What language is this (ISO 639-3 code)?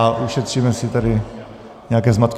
ces